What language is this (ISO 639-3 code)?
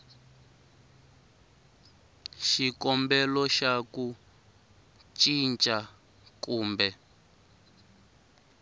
tso